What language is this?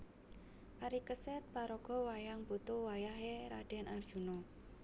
Javanese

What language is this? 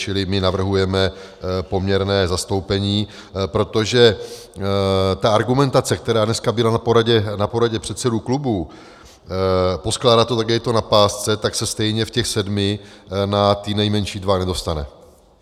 Czech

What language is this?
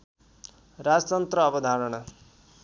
Nepali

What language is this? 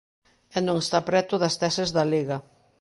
Galician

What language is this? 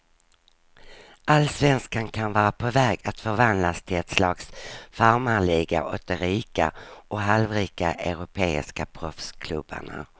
Swedish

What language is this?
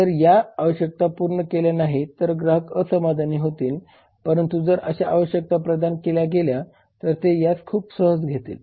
Marathi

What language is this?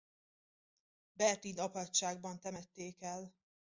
Hungarian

